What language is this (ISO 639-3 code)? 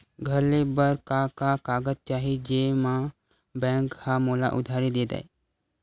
hne